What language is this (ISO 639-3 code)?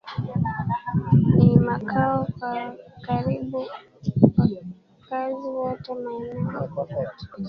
swa